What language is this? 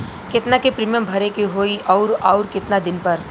Bhojpuri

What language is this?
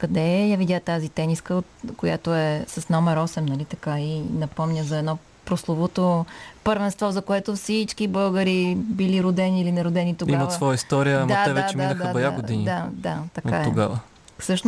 Bulgarian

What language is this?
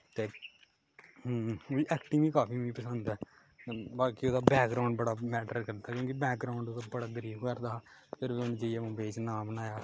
Dogri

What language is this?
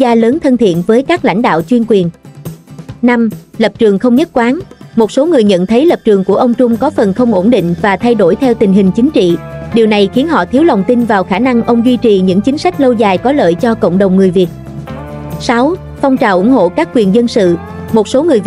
Vietnamese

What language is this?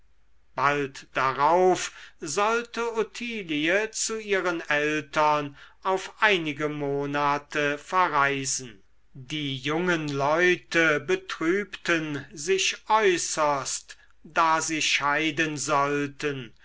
German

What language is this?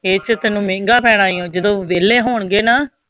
Punjabi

